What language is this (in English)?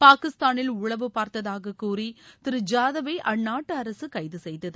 Tamil